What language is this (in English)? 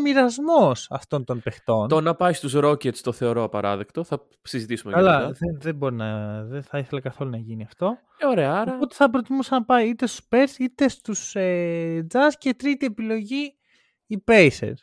Greek